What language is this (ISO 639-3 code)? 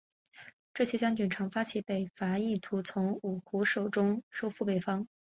zho